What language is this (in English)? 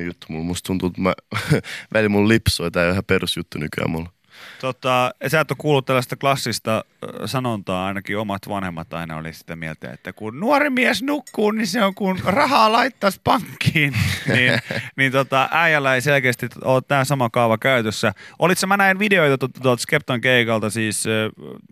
Finnish